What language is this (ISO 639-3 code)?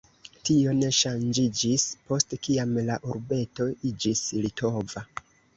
epo